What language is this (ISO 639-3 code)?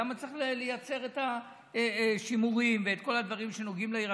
heb